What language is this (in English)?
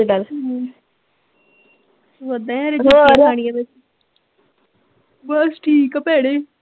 Punjabi